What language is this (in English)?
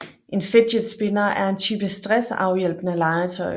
Danish